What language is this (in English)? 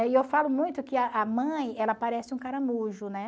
Portuguese